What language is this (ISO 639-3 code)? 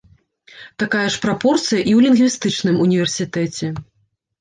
bel